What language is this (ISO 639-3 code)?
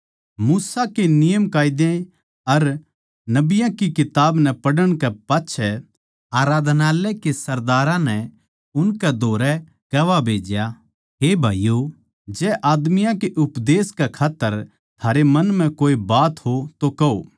bgc